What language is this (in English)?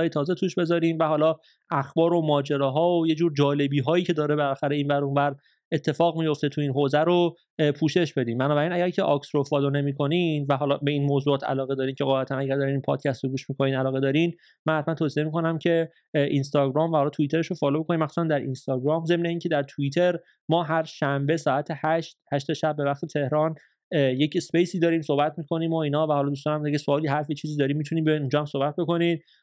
Persian